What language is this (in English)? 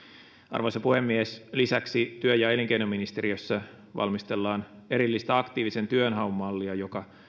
Finnish